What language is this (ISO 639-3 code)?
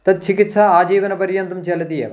san